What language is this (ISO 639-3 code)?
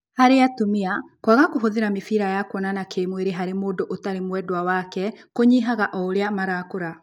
kik